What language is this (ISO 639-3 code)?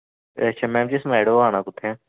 doi